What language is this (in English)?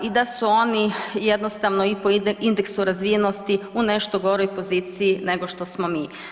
Croatian